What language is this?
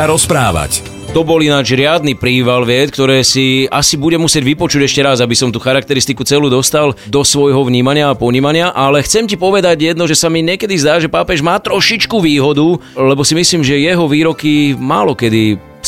Slovak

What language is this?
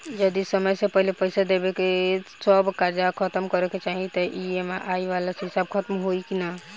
Bhojpuri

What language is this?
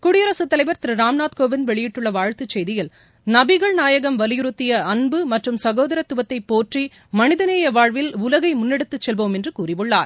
Tamil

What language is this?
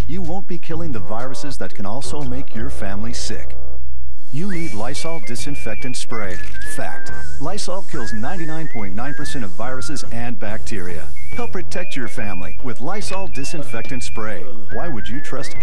English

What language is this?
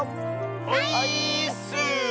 Japanese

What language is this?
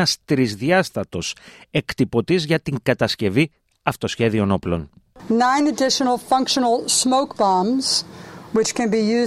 Greek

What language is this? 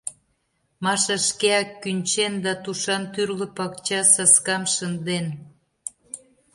Mari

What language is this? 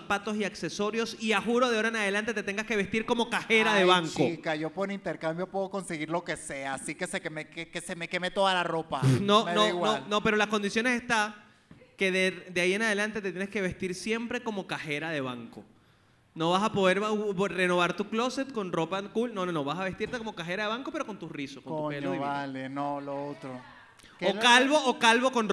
Spanish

